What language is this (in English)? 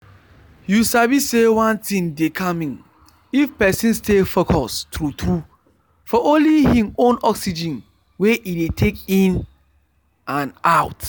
Nigerian Pidgin